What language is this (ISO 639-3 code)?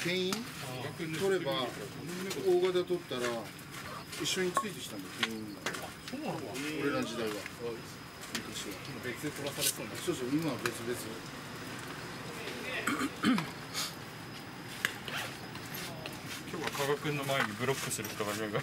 jpn